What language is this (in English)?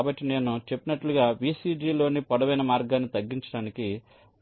Telugu